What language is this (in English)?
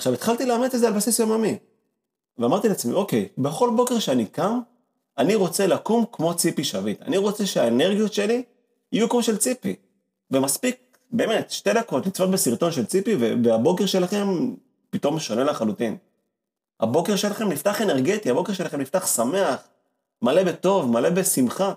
Hebrew